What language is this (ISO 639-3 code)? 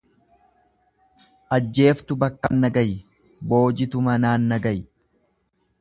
orm